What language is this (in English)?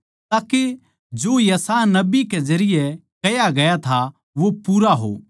Haryanvi